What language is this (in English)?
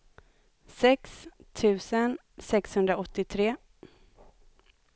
Swedish